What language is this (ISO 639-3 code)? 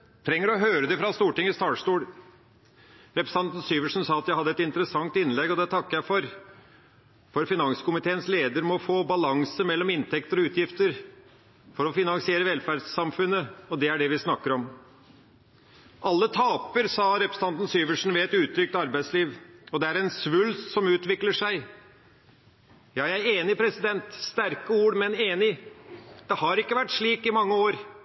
nob